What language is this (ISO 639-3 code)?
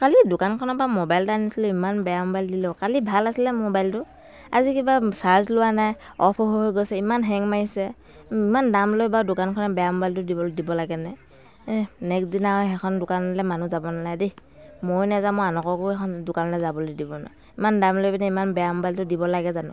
asm